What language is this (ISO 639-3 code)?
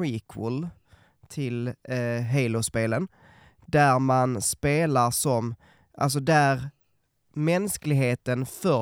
swe